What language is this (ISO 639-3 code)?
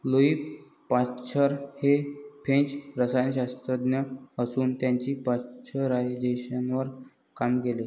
mar